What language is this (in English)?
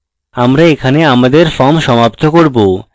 Bangla